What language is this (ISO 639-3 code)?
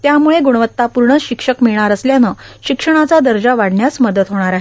mar